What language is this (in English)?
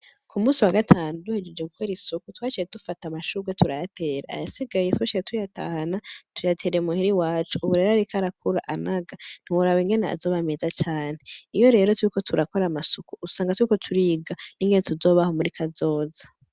Rundi